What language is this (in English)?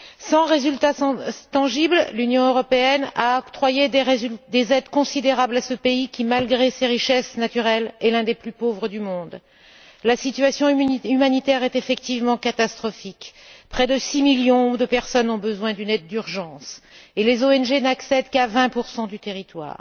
French